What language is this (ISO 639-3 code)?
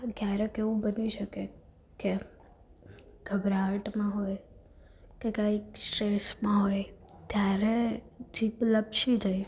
guj